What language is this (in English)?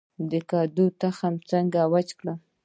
Pashto